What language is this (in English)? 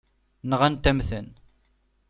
Kabyle